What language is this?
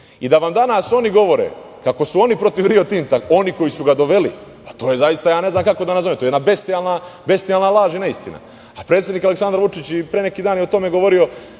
Serbian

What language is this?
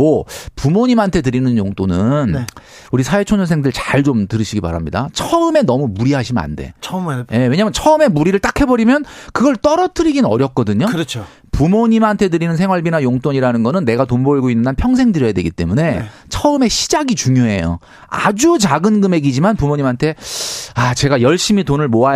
Korean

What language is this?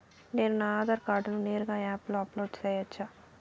Telugu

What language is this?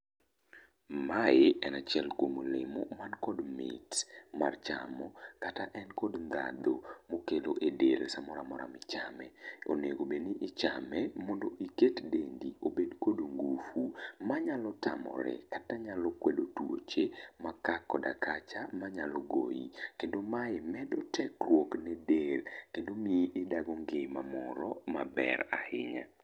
Luo (Kenya and Tanzania)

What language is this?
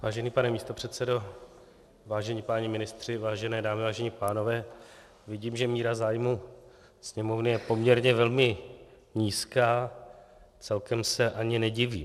Czech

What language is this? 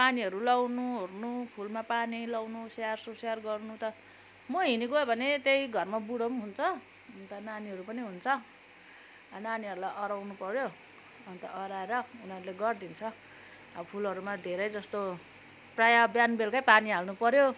Nepali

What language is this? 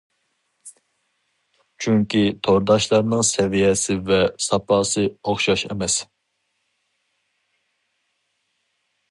Uyghur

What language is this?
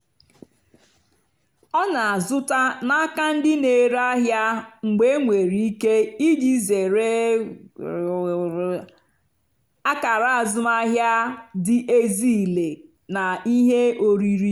Igbo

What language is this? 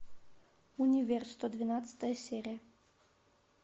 Russian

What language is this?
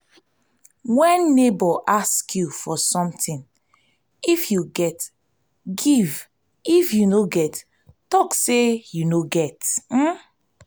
Nigerian Pidgin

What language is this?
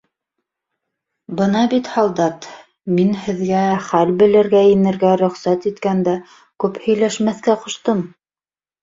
Bashkir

